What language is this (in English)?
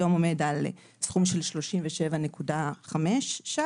Hebrew